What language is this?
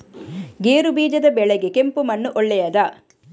Kannada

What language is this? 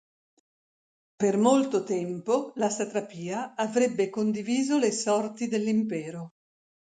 Italian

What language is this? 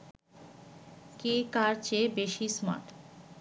Bangla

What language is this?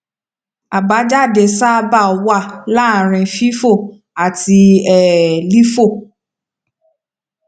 Yoruba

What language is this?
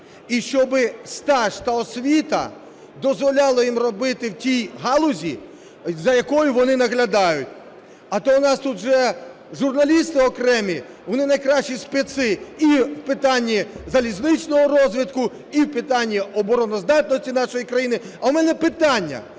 Ukrainian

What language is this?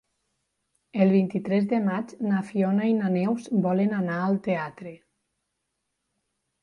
Catalan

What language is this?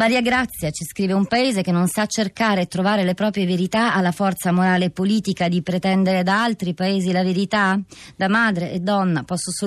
Italian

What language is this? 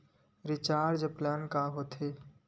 Chhattisgarhi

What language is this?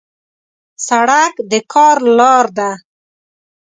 Pashto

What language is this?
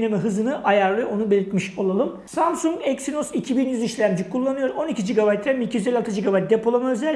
Turkish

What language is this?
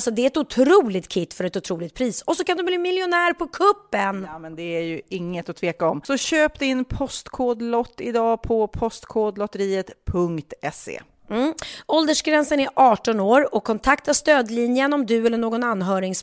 Swedish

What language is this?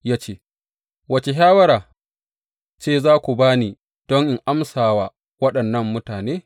Hausa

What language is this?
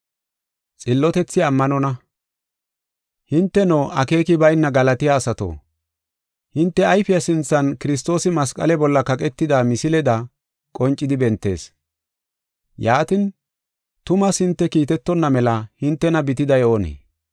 Gofa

